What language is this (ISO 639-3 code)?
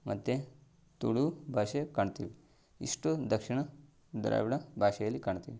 kan